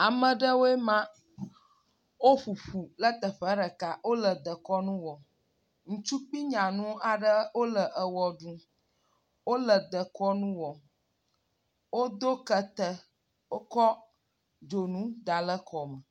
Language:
Ewe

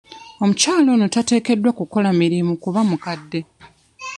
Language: Ganda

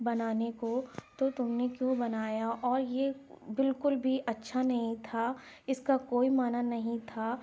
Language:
Urdu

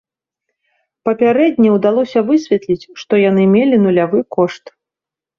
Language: Belarusian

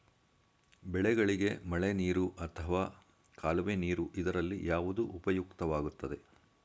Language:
Kannada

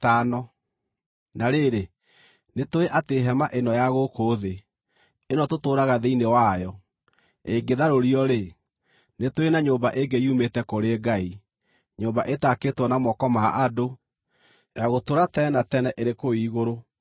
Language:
Kikuyu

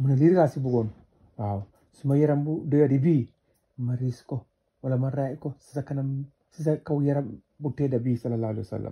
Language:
Arabic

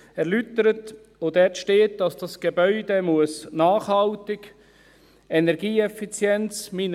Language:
Swiss German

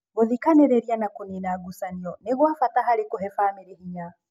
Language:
Kikuyu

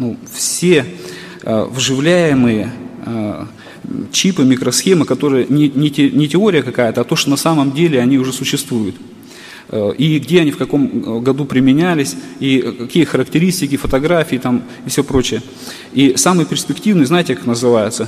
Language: Russian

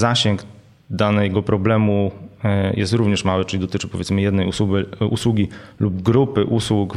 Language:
Polish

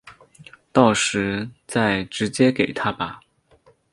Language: Chinese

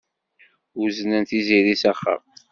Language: Kabyle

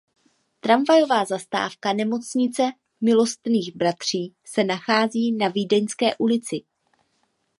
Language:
Czech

